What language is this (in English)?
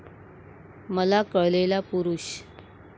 Marathi